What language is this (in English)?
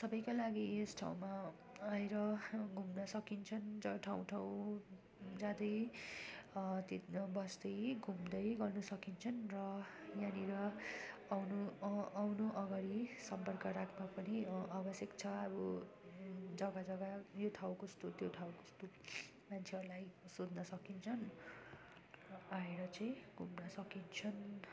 Nepali